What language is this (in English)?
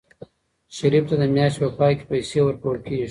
Pashto